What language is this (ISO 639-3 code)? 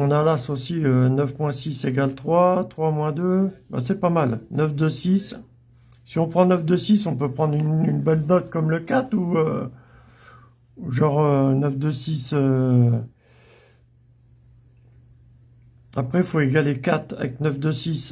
fra